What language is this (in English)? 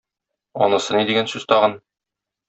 Tatar